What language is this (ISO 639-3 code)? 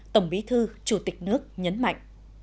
vie